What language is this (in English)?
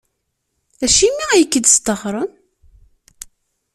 Kabyle